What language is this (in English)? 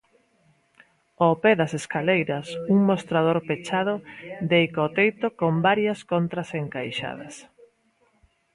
Galician